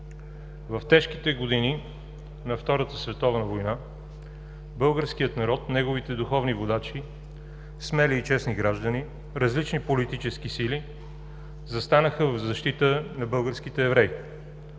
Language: Bulgarian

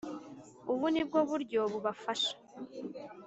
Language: Kinyarwanda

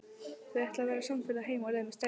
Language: Icelandic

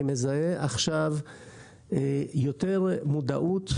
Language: Hebrew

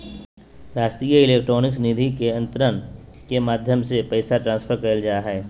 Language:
Magahi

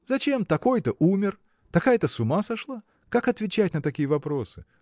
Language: Russian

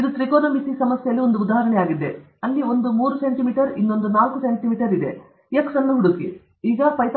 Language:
Kannada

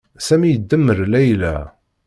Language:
Kabyle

